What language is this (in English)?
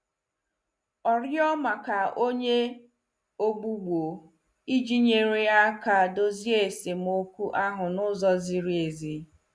Igbo